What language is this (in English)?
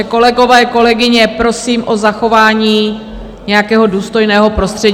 Czech